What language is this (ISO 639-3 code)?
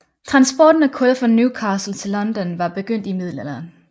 dan